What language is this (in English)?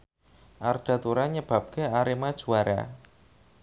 Javanese